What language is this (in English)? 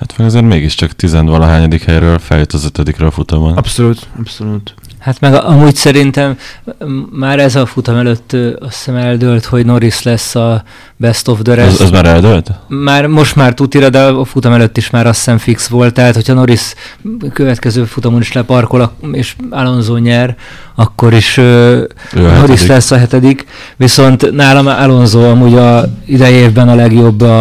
Hungarian